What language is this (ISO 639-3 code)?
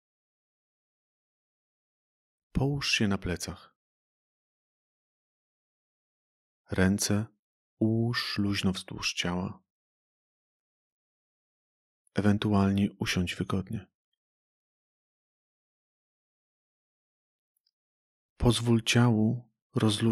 pol